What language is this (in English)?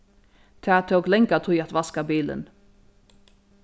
Faroese